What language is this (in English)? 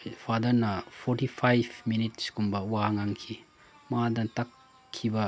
Manipuri